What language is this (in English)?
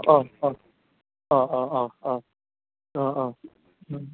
Bodo